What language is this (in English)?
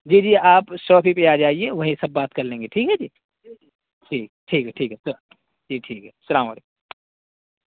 Urdu